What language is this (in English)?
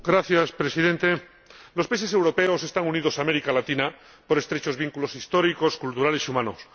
Spanish